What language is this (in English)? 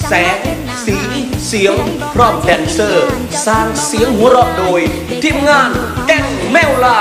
Thai